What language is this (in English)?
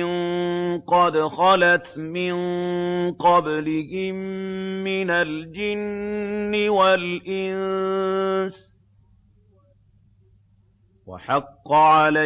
Arabic